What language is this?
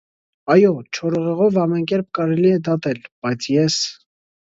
Armenian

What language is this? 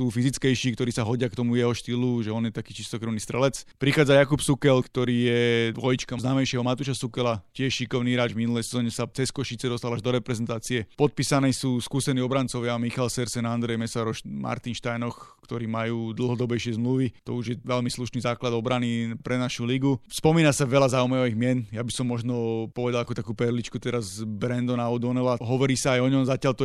Slovak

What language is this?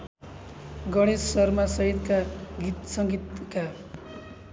Nepali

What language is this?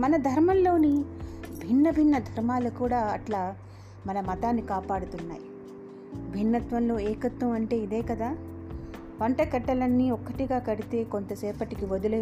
Telugu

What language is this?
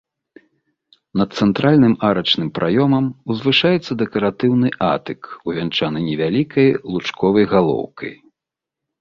Belarusian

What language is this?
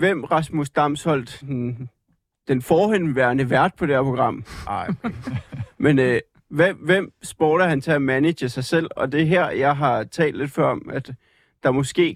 Danish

